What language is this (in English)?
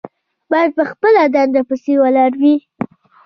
Pashto